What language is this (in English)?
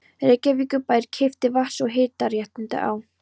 Icelandic